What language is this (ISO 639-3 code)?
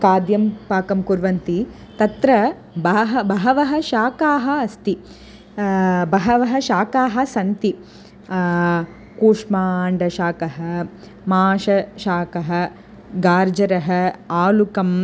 san